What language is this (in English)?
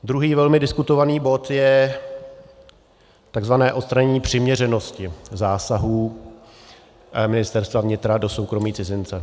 Czech